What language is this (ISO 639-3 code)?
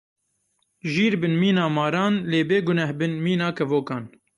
kur